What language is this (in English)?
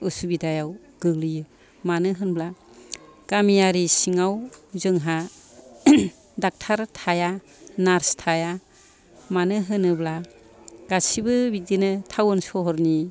Bodo